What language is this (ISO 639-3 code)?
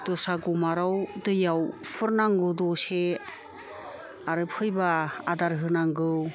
brx